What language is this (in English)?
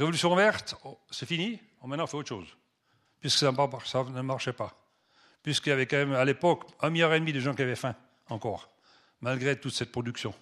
French